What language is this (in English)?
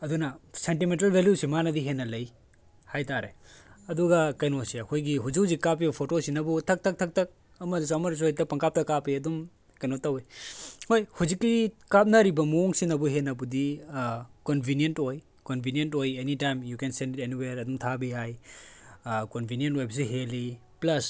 Manipuri